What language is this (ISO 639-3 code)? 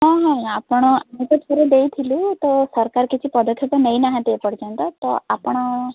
ori